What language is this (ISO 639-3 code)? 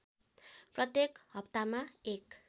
nep